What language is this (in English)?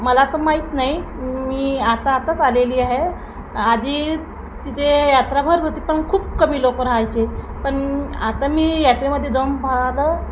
Marathi